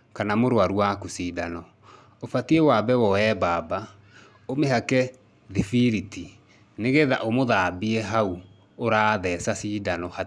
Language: Kikuyu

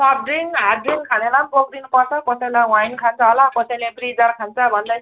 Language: Nepali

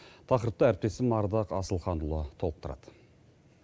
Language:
Kazakh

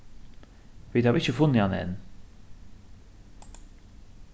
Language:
Faroese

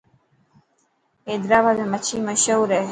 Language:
Dhatki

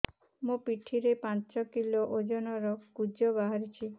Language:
Odia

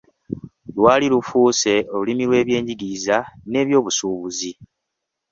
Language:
Ganda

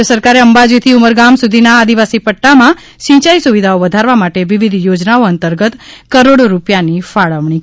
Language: Gujarati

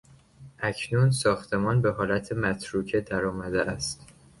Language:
Persian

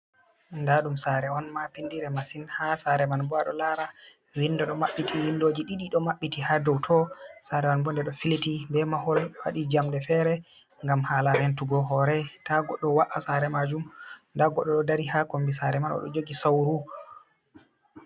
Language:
Fula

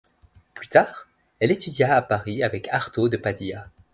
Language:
French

